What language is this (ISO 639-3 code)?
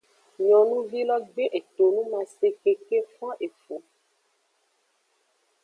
ajg